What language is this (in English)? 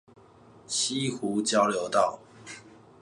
Chinese